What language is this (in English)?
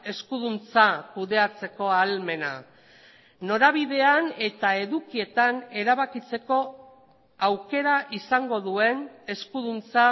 Basque